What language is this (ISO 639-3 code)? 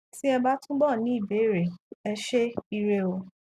yor